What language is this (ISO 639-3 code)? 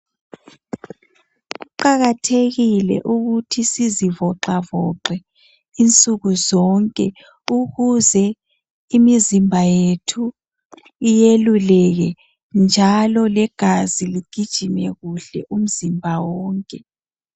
nde